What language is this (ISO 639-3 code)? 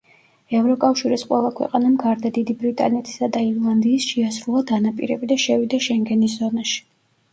kat